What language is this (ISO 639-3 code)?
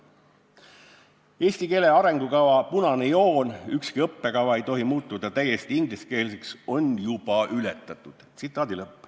est